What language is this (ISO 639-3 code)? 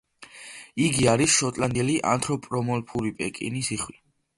kat